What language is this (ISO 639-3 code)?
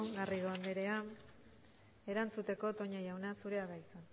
eus